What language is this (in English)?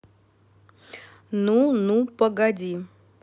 Russian